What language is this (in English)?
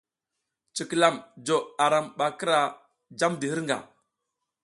South Giziga